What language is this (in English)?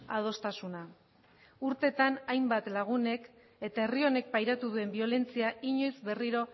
Basque